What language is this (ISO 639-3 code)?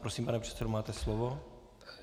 ces